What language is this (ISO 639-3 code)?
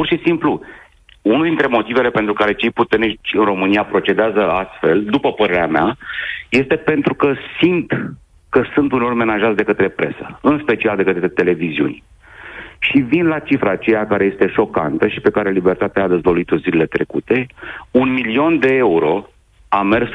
ron